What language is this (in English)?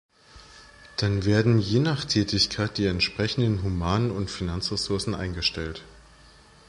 German